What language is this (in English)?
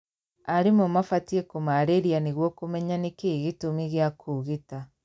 Kikuyu